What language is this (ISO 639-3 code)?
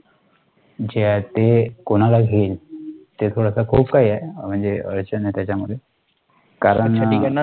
mar